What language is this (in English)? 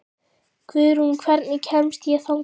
Icelandic